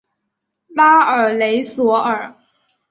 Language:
Chinese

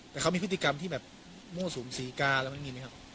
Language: Thai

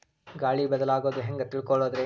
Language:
Kannada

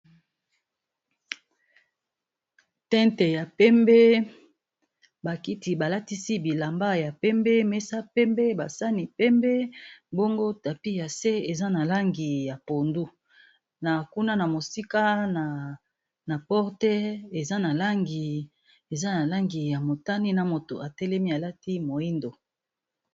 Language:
Lingala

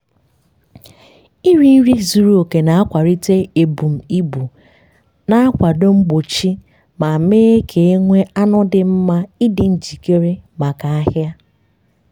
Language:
Igbo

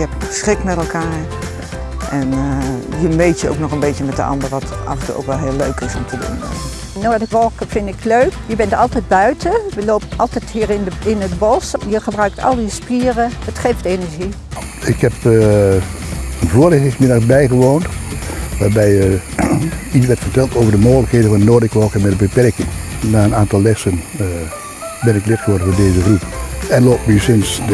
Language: Dutch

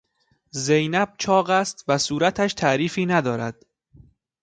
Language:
Persian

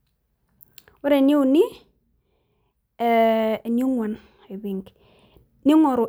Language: Masai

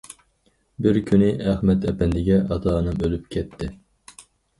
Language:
Uyghur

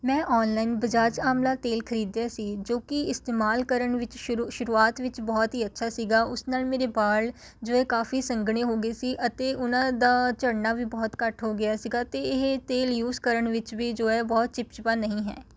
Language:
Punjabi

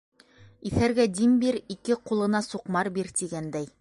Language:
Bashkir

